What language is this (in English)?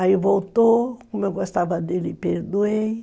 Portuguese